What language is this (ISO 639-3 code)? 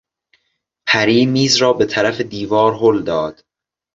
fas